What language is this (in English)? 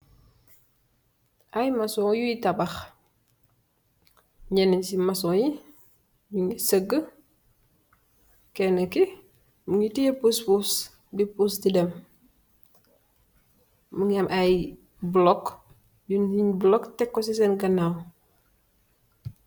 Wolof